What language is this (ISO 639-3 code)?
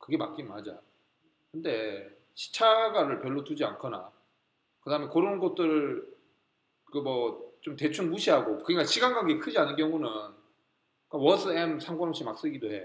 kor